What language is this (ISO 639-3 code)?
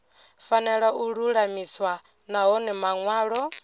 ven